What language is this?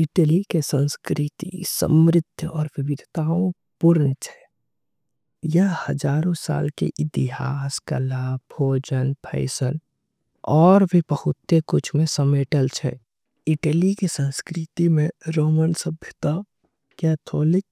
Angika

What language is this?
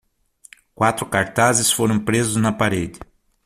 Portuguese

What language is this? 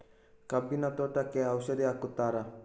Kannada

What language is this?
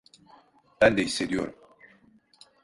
Turkish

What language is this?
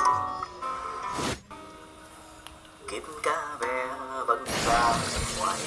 Vietnamese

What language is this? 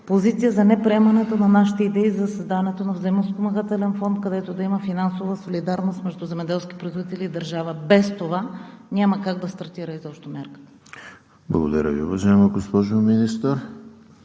Bulgarian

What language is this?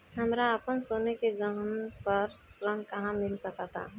Bhojpuri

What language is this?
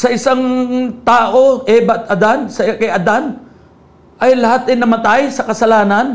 Filipino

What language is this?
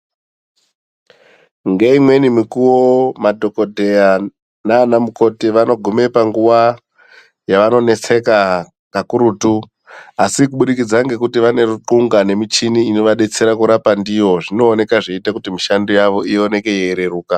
Ndau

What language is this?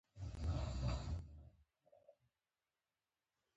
Pashto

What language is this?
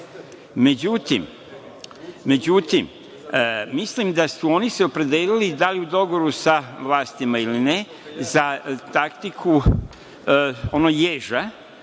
Serbian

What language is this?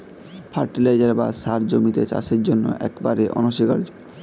Bangla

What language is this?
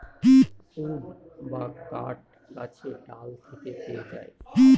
Bangla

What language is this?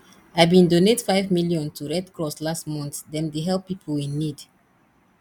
Nigerian Pidgin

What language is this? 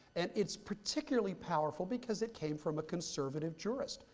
English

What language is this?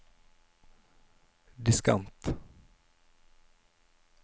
Norwegian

